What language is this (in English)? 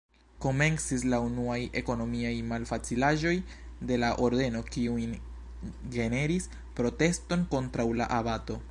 Esperanto